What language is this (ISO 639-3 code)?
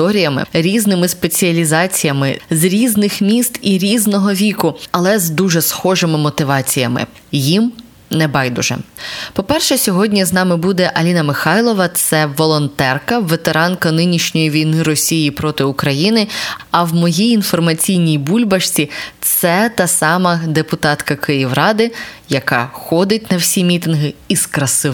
ukr